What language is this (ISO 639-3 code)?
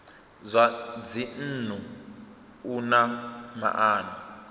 ven